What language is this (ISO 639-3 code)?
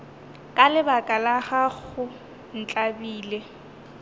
nso